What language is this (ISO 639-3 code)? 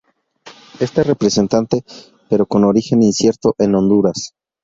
spa